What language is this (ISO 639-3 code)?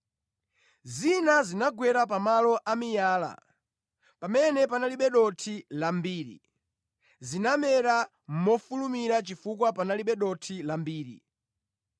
nya